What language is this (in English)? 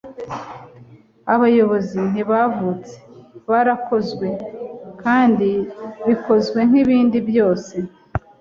Kinyarwanda